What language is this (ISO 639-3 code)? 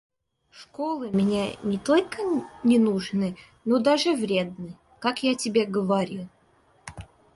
rus